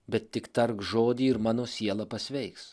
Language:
Lithuanian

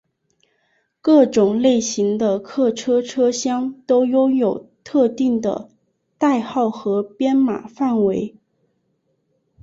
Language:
Chinese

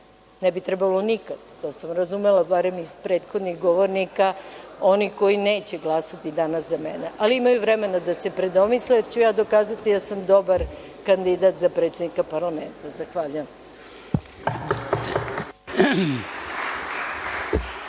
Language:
Serbian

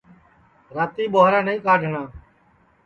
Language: Sansi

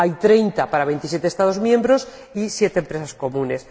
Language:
Spanish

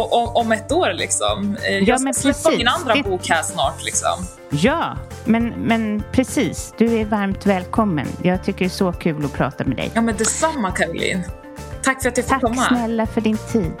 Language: Swedish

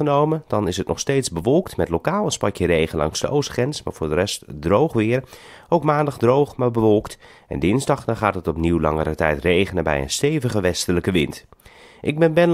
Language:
Dutch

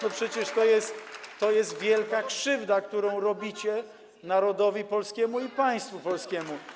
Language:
Polish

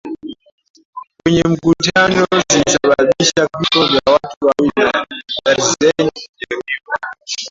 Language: Swahili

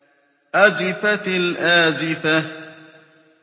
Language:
Arabic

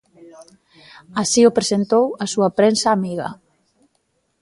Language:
Galician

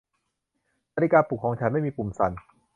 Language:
Thai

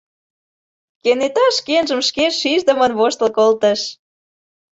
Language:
Mari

